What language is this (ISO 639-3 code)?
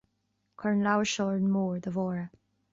gle